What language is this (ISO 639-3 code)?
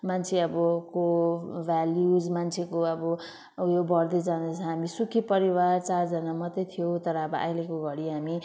nep